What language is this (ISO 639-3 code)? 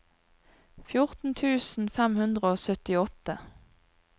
nor